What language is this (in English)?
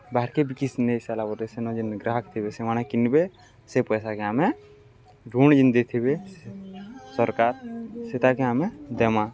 Odia